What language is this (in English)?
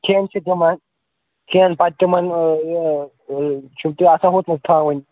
Kashmiri